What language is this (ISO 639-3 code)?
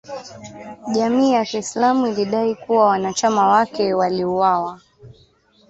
swa